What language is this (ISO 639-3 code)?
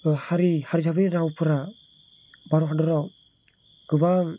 brx